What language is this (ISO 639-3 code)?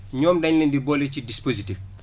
wol